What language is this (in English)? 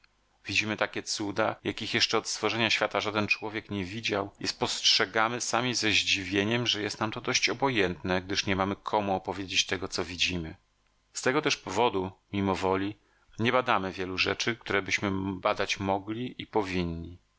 Polish